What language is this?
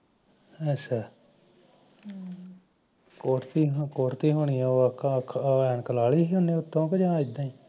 Punjabi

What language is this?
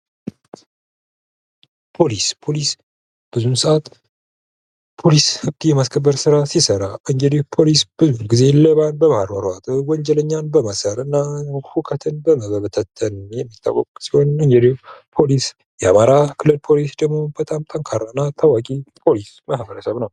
Amharic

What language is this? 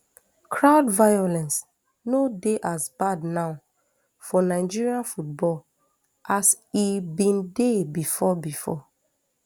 Nigerian Pidgin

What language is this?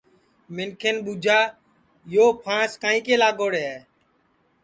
Sansi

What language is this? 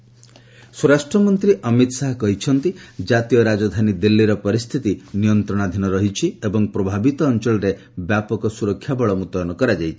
Odia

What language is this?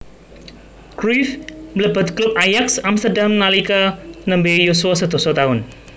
Javanese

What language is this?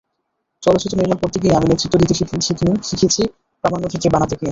Bangla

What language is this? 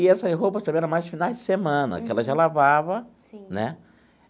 Portuguese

